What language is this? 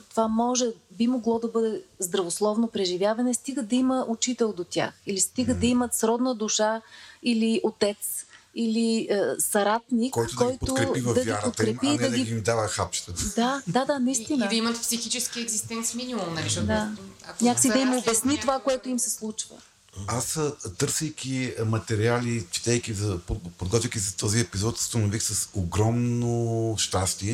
Bulgarian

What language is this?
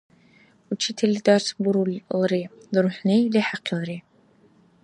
Dargwa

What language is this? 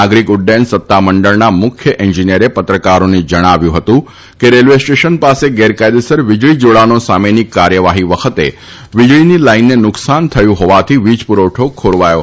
Gujarati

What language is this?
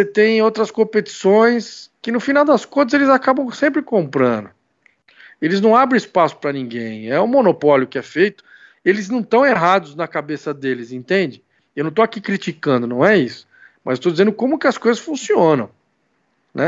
Portuguese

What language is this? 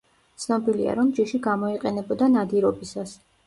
Georgian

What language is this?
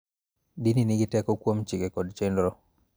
Luo (Kenya and Tanzania)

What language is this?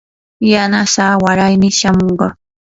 Yanahuanca Pasco Quechua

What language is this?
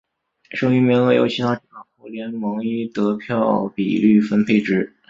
Chinese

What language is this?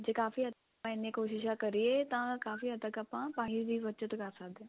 Punjabi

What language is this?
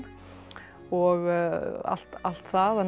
Icelandic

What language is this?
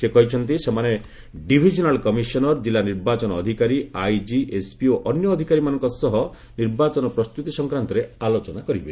Odia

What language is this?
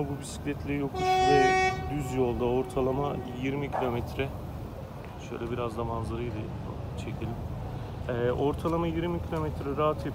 Turkish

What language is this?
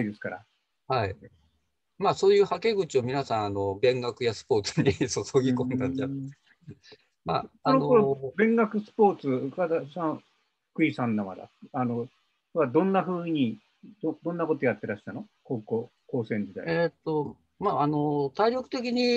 Japanese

